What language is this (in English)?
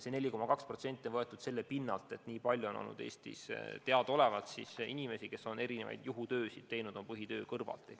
Estonian